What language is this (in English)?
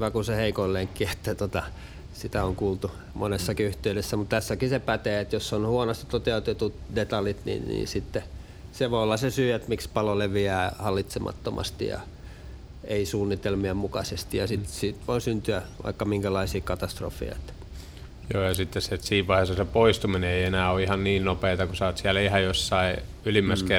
Finnish